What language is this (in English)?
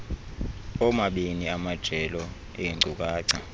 Xhosa